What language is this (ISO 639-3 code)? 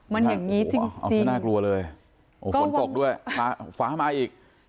tha